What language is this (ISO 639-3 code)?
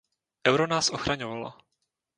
ces